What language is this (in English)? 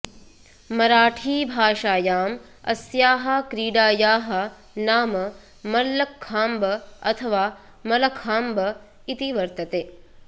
Sanskrit